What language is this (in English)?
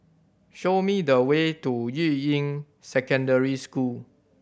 English